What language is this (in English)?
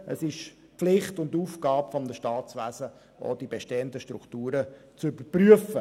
Swiss German